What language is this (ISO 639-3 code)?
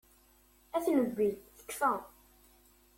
kab